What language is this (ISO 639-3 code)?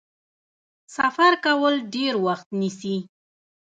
pus